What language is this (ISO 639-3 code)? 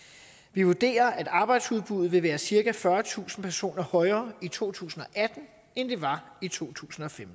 dan